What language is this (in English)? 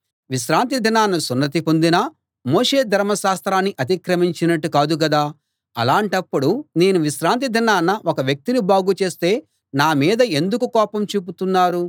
Telugu